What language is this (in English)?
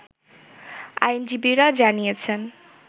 Bangla